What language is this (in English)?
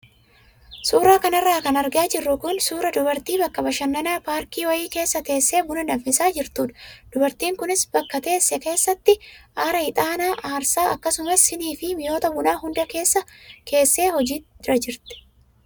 Oromo